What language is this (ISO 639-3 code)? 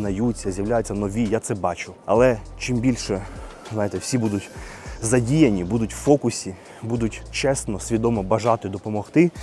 ukr